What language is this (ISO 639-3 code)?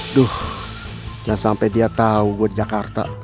ind